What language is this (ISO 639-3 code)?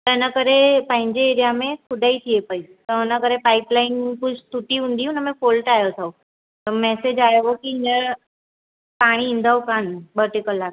snd